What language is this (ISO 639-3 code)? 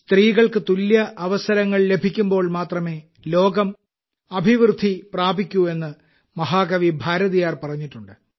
mal